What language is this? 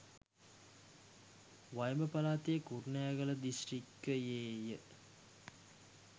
Sinhala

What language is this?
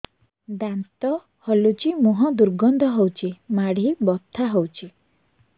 Odia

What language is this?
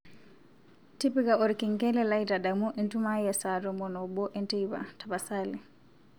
Masai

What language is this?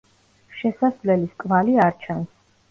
Georgian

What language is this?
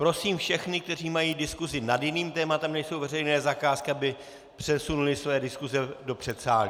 Czech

